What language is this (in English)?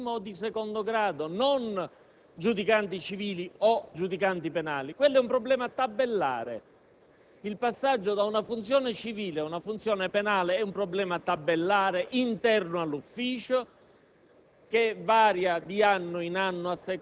Italian